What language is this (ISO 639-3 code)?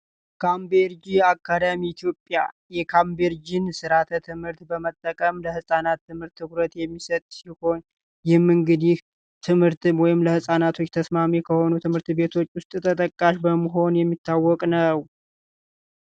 amh